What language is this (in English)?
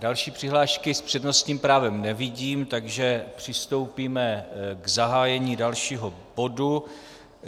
Czech